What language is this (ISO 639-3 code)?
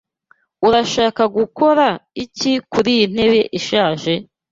kin